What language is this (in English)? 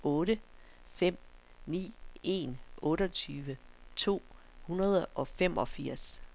Danish